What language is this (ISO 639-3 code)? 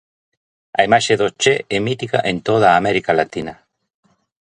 glg